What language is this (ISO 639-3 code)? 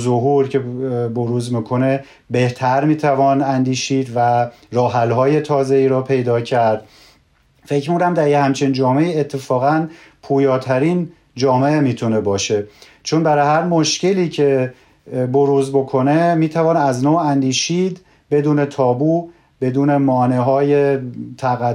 fas